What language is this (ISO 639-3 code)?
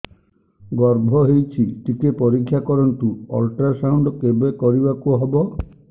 ori